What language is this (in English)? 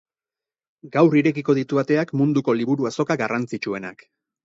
Basque